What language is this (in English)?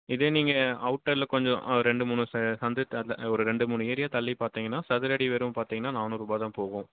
Tamil